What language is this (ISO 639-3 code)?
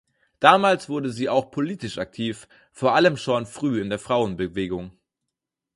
deu